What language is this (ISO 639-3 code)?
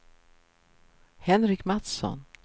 swe